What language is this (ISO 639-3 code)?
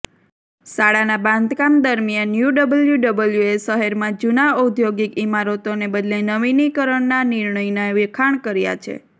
guj